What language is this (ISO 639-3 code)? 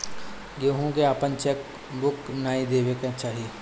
bho